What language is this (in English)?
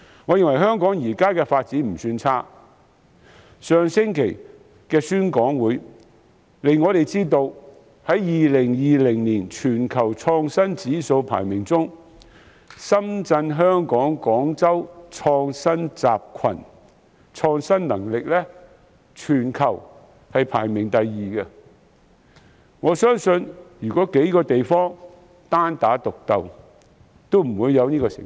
Cantonese